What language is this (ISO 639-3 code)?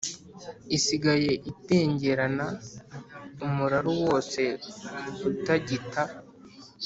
kin